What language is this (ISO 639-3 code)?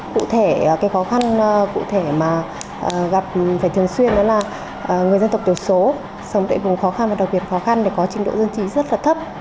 vie